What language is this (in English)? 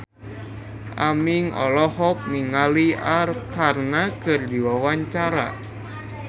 Sundanese